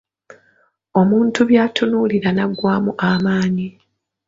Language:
Ganda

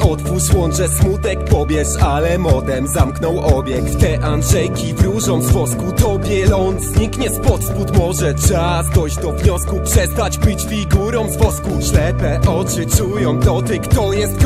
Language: Polish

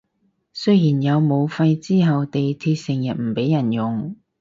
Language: Cantonese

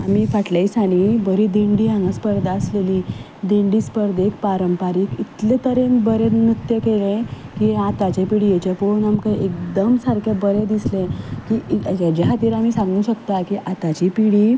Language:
Konkani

